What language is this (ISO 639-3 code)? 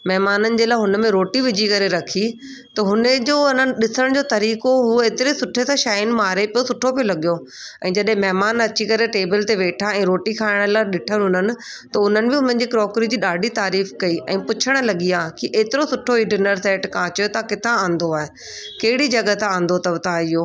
snd